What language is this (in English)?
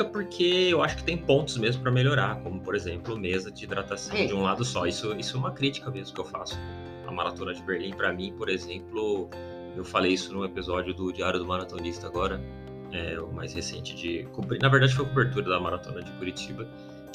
Portuguese